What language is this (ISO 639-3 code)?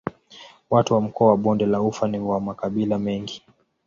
swa